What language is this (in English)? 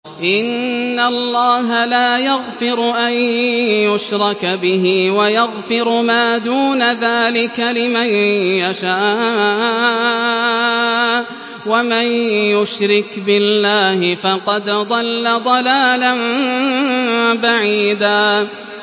Arabic